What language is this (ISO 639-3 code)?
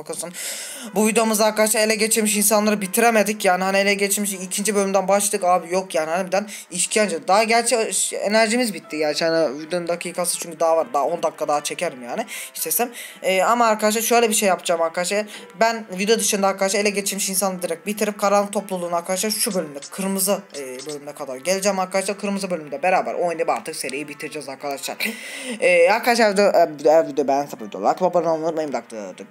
tur